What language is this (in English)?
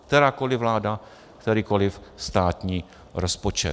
Czech